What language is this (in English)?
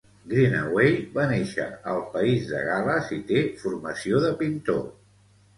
Catalan